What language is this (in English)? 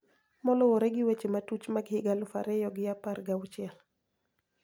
Luo (Kenya and Tanzania)